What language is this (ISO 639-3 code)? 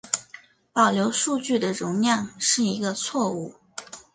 zho